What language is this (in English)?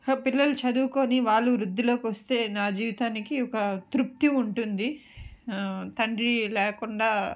Telugu